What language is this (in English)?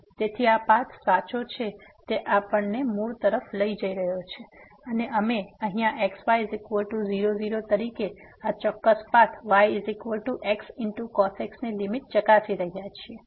Gujarati